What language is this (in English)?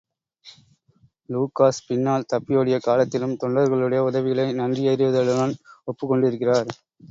Tamil